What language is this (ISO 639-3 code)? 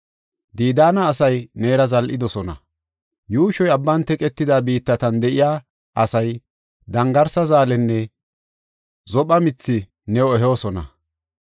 gof